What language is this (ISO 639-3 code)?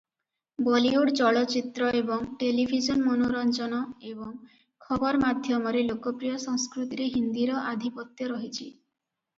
ori